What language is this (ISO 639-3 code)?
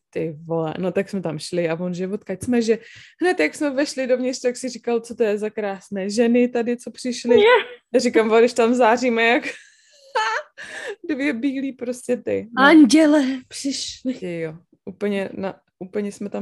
ces